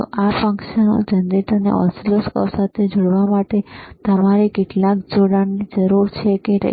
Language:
Gujarati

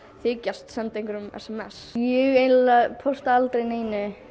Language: Icelandic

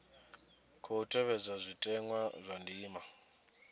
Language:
Venda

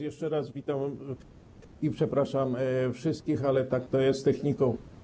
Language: Polish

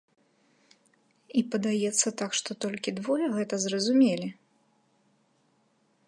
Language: Belarusian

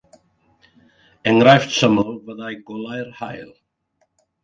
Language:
Welsh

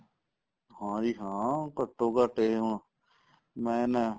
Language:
Punjabi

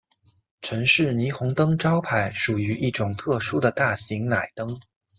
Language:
Chinese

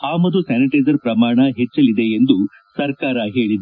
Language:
Kannada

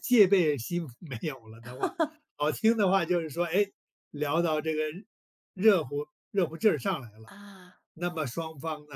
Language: Chinese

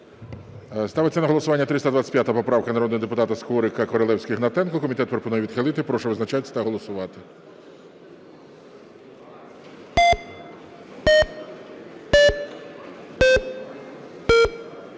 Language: Ukrainian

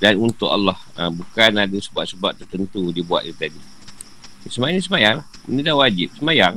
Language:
Malay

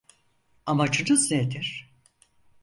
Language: Turkish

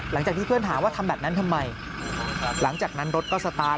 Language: Thai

